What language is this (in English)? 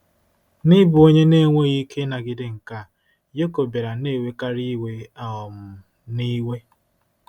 Igbo